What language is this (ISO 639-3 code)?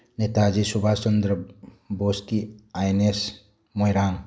mni